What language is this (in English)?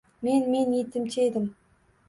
Uzbek